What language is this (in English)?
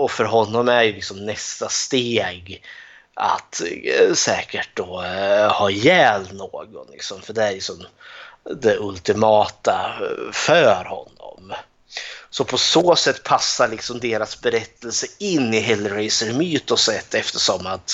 Swedish